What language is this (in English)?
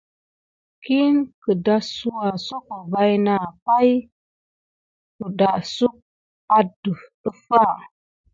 Gidar